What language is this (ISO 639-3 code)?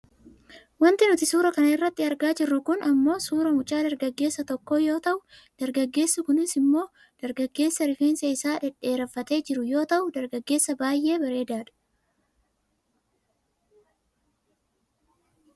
orm